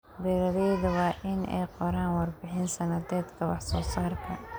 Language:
Somali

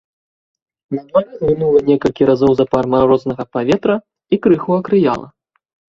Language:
Belarusian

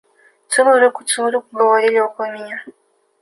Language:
Russian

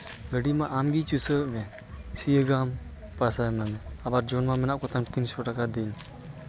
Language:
Santali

